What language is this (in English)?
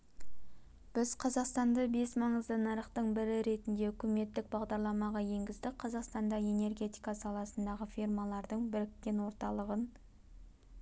Kazakh